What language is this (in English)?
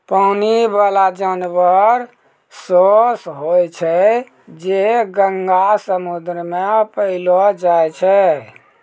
Maithili